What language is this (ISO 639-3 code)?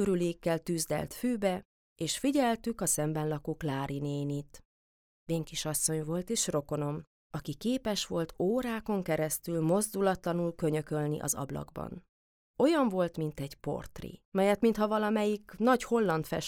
hun